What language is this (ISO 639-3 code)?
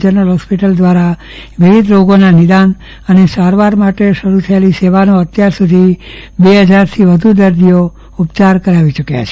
guj